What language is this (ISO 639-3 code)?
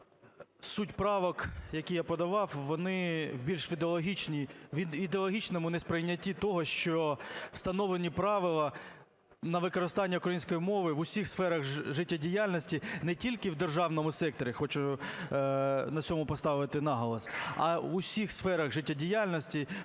ukr